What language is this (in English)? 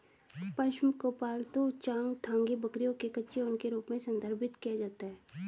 Hindi